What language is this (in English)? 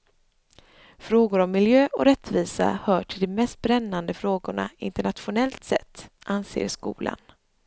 Swedish